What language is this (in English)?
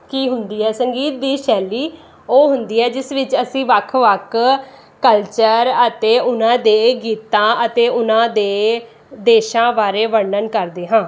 Punjabi